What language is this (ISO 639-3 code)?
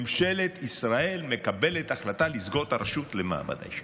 heb